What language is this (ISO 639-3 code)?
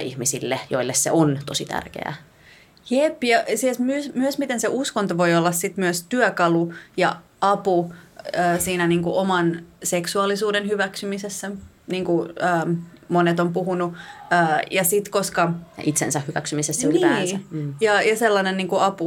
fin